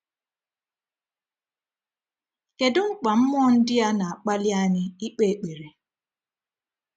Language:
Igbo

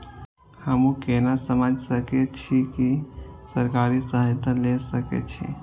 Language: Maithili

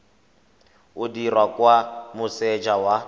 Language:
Tswana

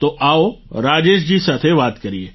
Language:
Gujarati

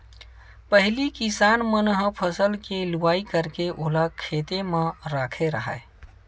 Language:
Chhattisgarhi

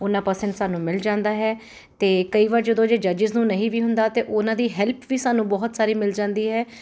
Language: Punjabi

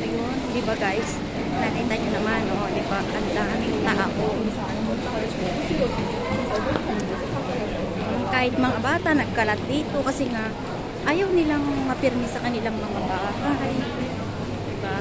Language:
Filipino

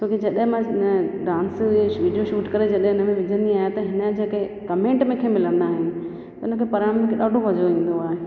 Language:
Sindhi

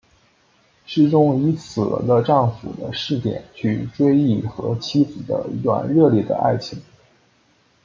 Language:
Chinese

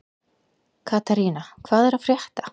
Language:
Icelandic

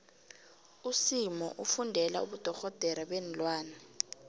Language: South Ndebele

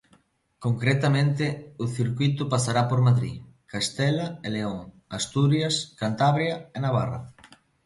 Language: Galician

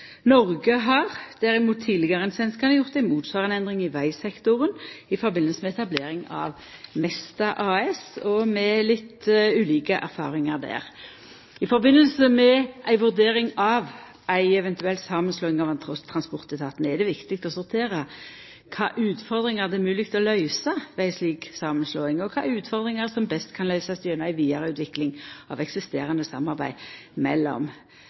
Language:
Norwegian Nynorsk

